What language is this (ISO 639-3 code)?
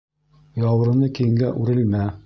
bak